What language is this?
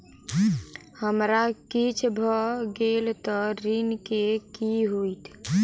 Maithili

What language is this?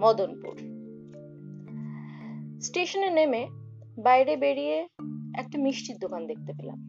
Bangla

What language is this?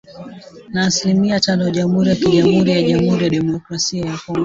Swahili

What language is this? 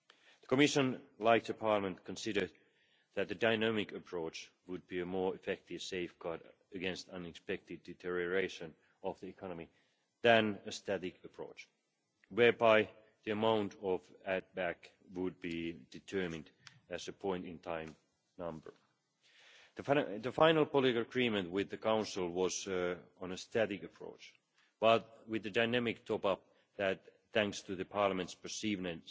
English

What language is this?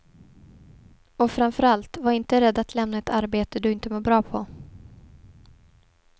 Swedish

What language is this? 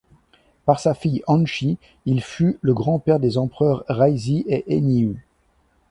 French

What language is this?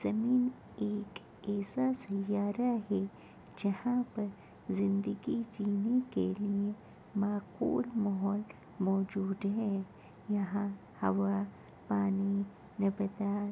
Urdu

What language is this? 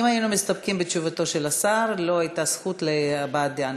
Hebrew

